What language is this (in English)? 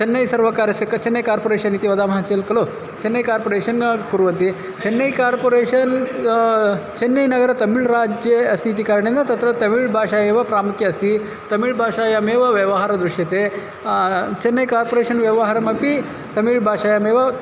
Sanskrit